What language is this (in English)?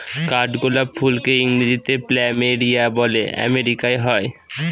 Bangla